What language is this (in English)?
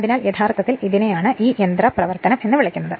Malayalam